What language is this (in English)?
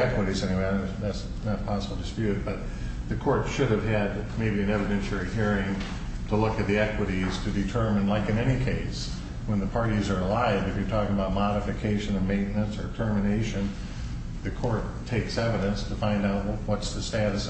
English